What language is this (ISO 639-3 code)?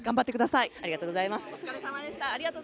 jpn